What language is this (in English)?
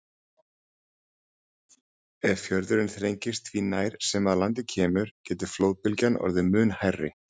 Icelandic